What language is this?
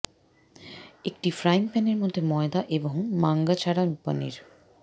Bangla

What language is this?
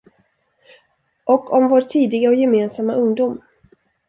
Swedish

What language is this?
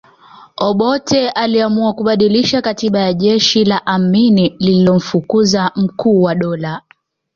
Swahili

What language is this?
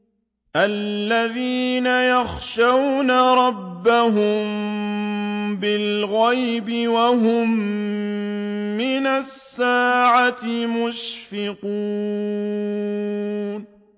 Arabic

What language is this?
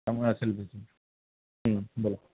Marathi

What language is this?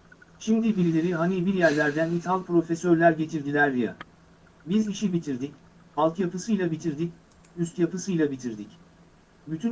Turkish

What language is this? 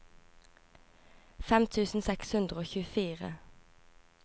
Norwegian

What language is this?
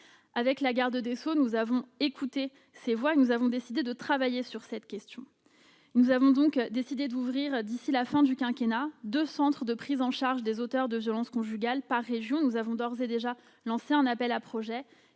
French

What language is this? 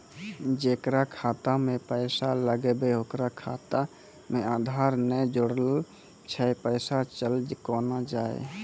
Maithili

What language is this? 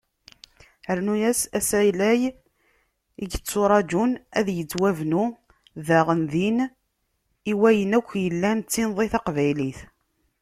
Kabyle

